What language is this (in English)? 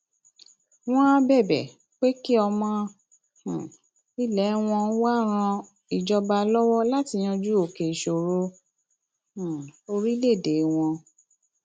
Yoruba